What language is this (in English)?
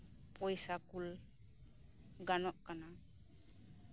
Santali